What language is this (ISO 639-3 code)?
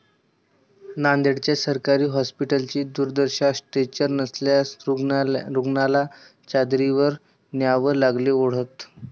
mar